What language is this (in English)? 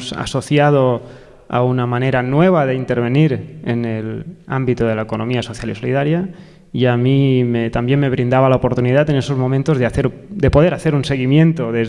Spanish